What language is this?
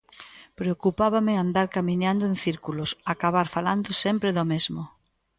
Galician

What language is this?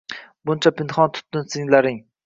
Uzbek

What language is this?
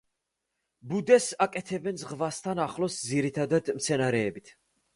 Georgian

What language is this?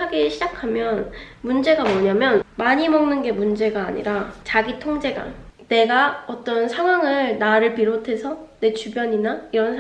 Korean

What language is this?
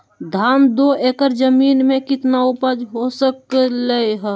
Magahi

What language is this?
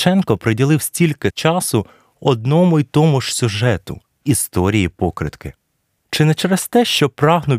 Ukrainian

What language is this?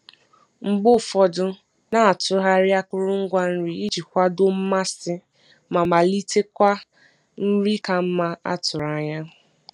Igbo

